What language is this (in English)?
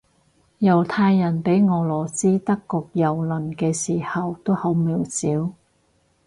Cantonese